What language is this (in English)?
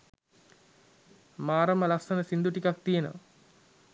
Sinhala